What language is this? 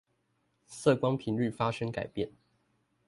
Chinese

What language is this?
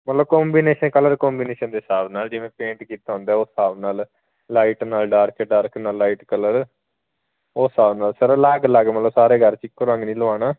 Punjabi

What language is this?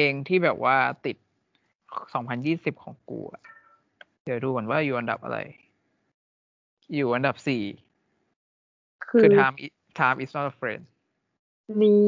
Thai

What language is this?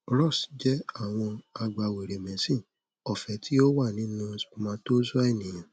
Yoruba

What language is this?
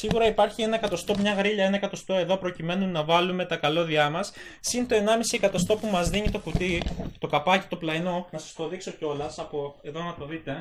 Greek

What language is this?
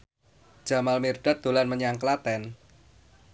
Javanese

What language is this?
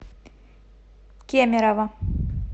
Russian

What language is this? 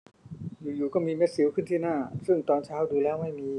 Thai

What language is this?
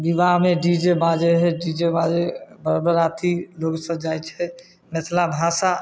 Maithili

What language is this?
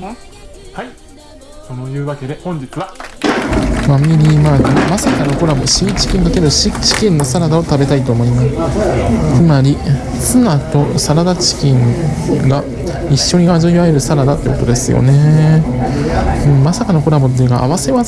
Japanese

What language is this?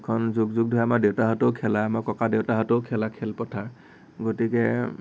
Assamese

